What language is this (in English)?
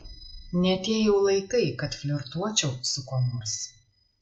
Lithuanian